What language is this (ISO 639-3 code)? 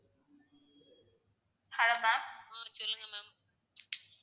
tam